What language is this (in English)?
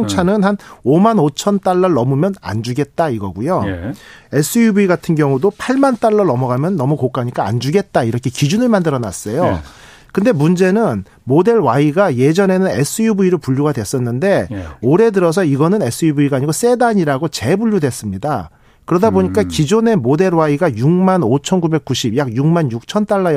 Korean